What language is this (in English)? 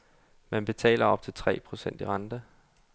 Danish